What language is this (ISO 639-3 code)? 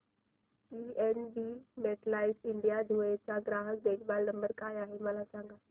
mar